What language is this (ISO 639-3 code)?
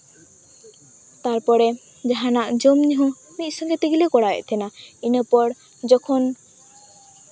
sat